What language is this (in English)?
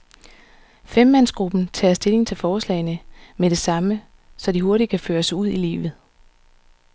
Danish